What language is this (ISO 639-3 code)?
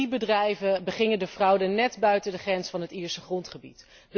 nld